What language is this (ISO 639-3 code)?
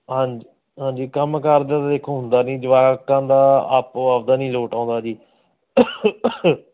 pan